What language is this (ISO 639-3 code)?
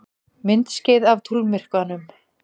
isl